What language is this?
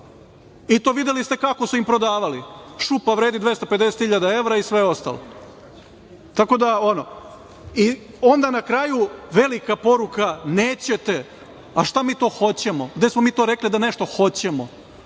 Serbian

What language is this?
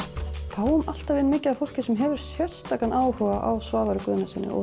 Icelandic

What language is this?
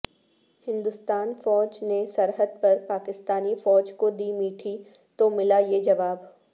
Urdu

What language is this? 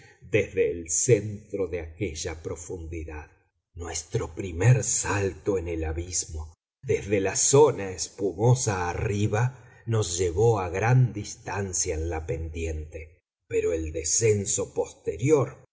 Spanish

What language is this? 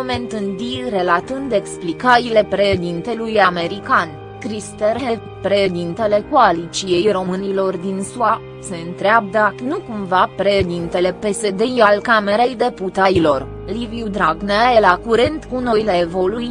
Romanian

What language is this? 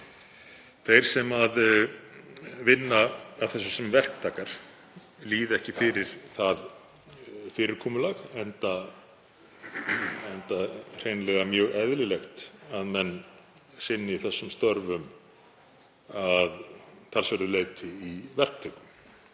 Icelandic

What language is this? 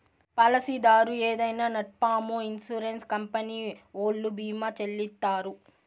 Telugu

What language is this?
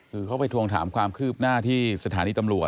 Thai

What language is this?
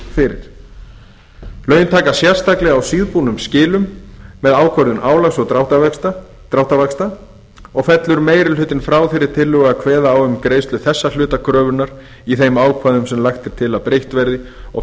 Icelandic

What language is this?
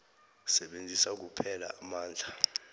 South Ndebele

